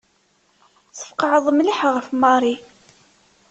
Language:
Kabyle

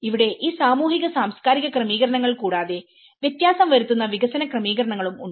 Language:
Malayalam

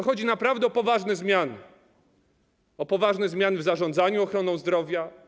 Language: Polish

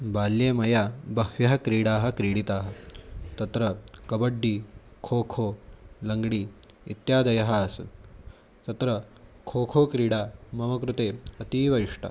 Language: Sanskrit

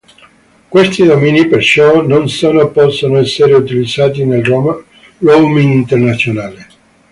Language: Italian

